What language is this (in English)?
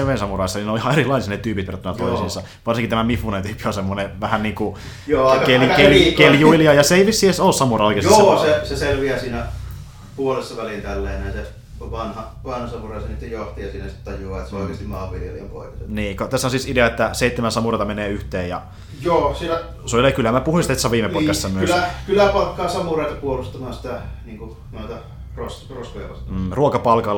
Finnish